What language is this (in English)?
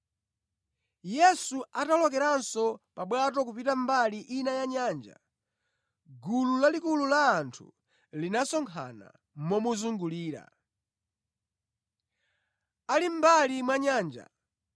Nyanja